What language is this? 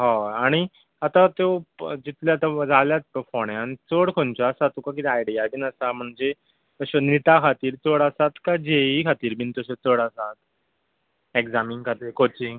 Konkani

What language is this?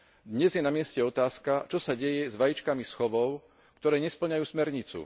Slovak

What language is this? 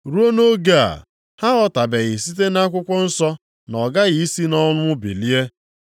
Igbo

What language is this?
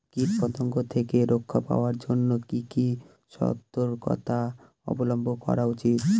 Bangla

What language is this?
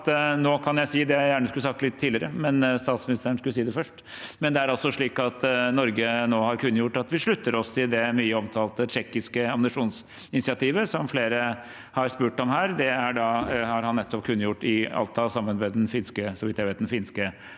Norwegian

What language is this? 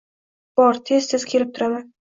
Uzbek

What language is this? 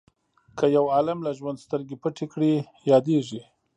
Pashto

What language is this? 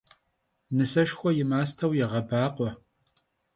Kabardian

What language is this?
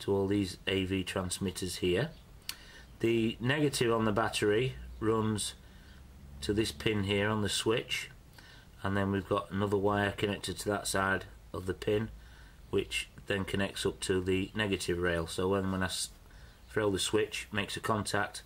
English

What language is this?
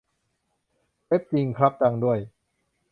Thai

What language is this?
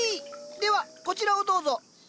Japanese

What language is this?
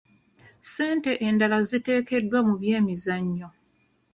Ganda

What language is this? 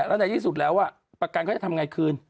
Thai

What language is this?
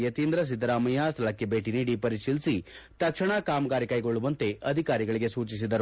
Kannada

